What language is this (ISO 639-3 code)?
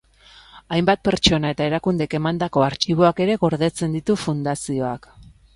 eus